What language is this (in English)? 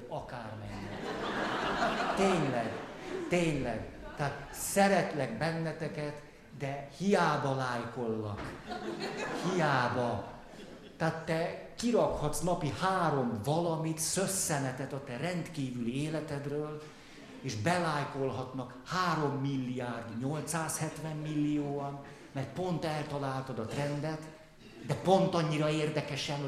Hungarian